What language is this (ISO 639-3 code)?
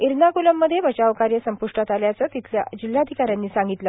mar